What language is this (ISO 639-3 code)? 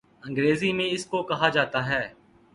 urd